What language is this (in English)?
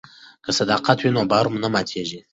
Pashto